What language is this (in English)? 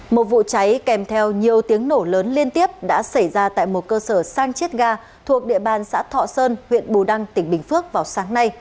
Vietnamese